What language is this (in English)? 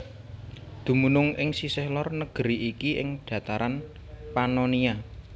Javanese